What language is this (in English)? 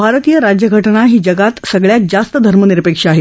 Marathi